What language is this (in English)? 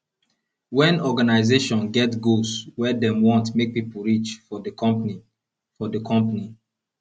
Nigerian Pidgin